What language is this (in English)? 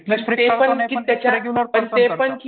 Marathi